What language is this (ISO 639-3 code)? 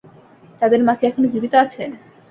ben